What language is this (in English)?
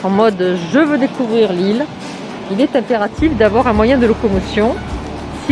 French